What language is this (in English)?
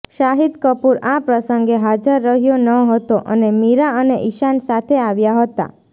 Gujarati